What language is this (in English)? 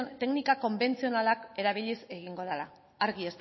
Basque